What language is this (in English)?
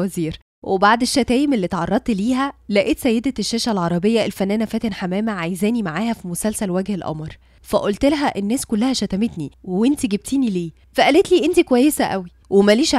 Arabic